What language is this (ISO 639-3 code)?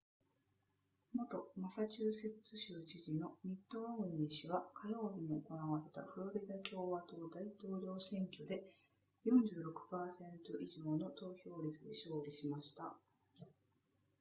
jpn